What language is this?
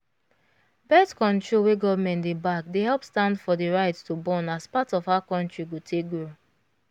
Nigerian Pidgin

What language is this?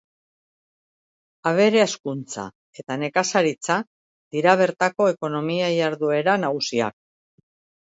Basque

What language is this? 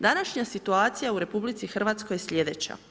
Croatian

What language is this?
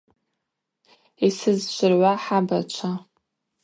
Abaza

